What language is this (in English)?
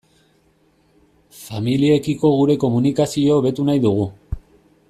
Basque